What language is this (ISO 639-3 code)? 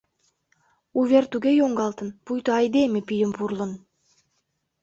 chm